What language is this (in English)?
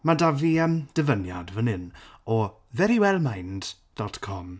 Welsh